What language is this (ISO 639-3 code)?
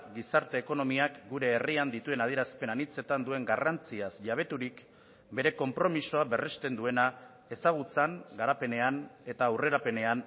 eus